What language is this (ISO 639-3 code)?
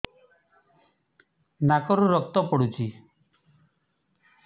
ori